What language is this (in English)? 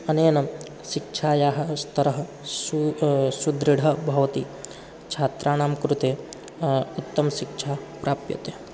Sanskrit